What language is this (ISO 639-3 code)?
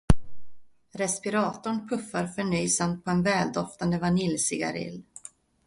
swe